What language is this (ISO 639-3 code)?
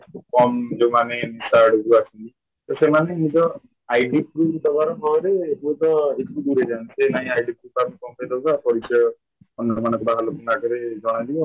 ori